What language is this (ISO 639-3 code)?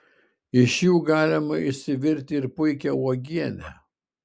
lit